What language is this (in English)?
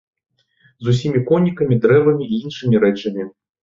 Belarusian